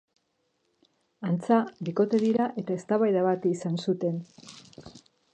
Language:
Basque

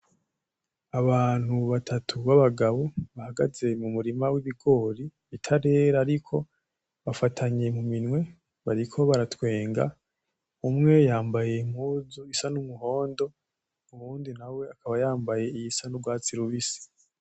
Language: Rundi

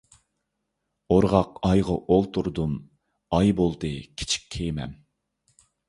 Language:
Uyghur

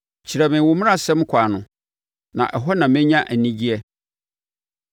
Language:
Akan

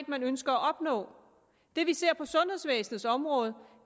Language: Danish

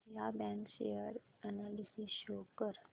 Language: Marathi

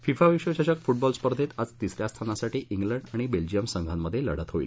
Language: Marathi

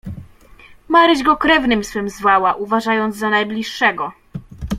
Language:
Polish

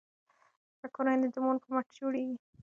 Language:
Pashto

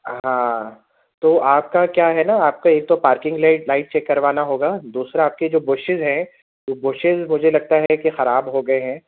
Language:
Urdu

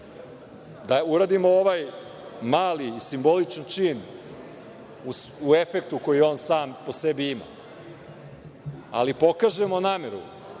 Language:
Serbian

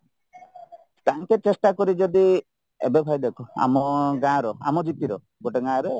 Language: Odia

